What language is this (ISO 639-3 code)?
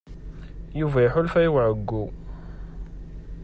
kab